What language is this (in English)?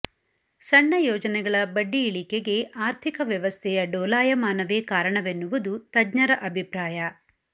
Kannada